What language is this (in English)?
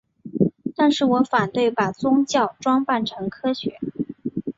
Chinese